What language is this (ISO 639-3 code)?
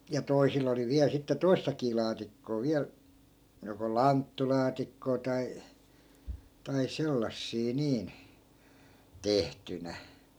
fin